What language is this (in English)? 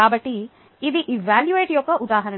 Telugu